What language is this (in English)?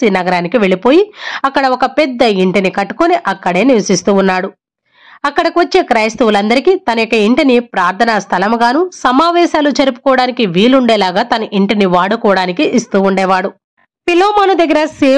Telugu